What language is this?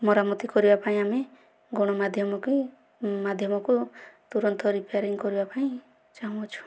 Odia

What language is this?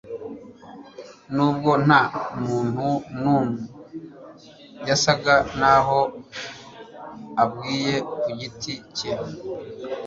Kinyarwanda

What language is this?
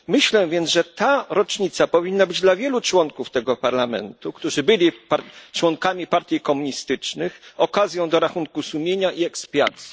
Polish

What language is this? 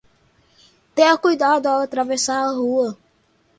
Portuguese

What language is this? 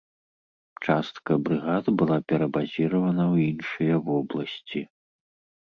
Belarusian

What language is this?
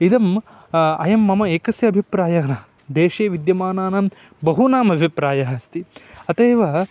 Sanskrit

